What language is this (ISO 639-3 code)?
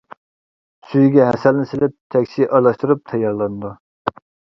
uig